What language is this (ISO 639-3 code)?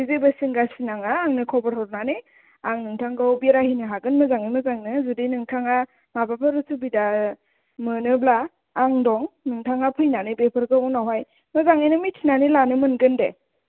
brx